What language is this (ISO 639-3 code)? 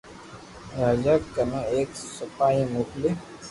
lrk